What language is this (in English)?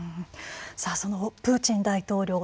Japanese